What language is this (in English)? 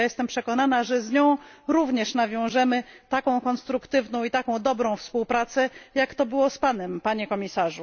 Polish